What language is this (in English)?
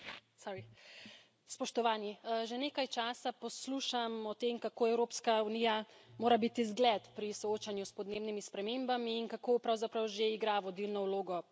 Slovenian